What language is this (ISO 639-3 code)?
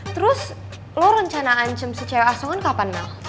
ind